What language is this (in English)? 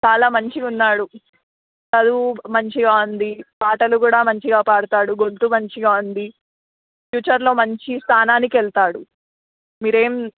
Telugu